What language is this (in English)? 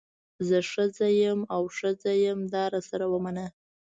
Pashto